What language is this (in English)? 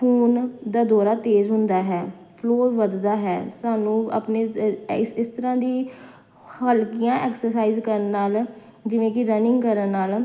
Punjabi